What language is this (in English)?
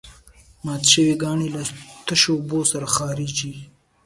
Pashto